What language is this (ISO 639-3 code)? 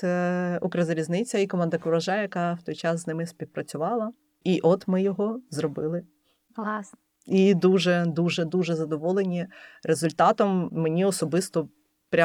ukr